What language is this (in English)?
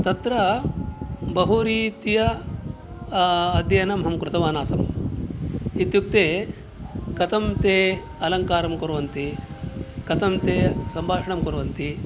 Sanskrit